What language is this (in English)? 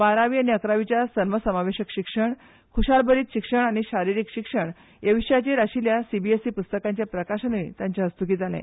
Konkani